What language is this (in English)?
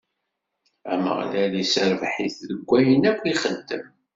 Kabyle